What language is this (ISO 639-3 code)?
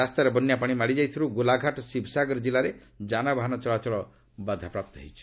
ori